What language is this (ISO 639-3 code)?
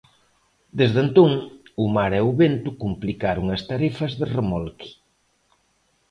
glg